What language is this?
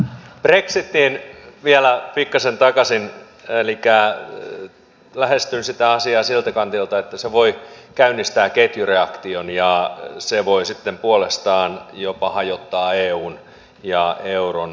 Finnish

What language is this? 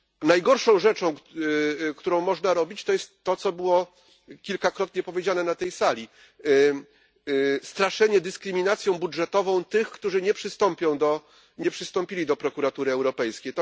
Polish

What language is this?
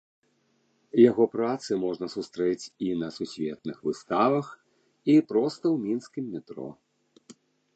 Belarusian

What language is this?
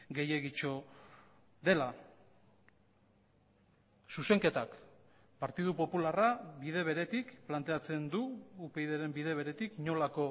Basque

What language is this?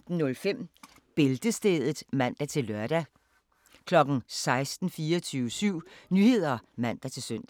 Danish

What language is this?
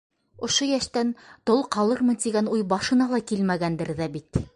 Bashkir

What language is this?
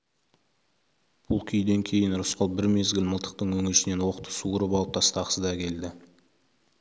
Kazakh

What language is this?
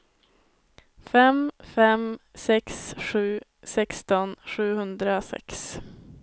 Swedish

